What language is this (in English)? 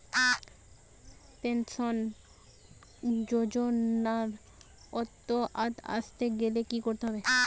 Bangla